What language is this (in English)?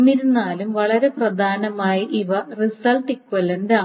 Malayalam